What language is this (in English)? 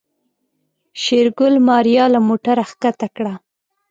Pashto